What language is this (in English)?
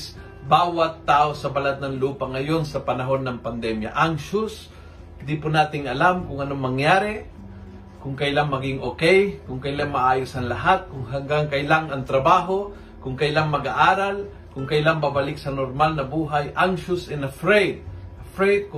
Filipino